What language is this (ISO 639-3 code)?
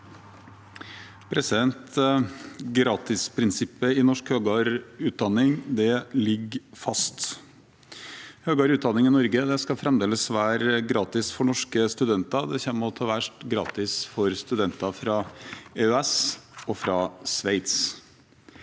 nor